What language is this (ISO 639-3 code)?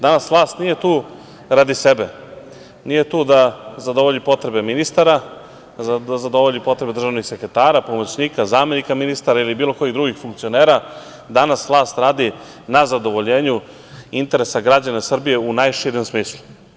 srp